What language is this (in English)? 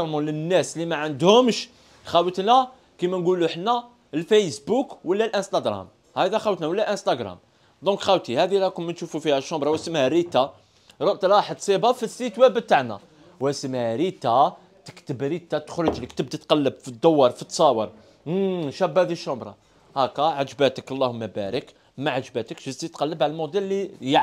Arabic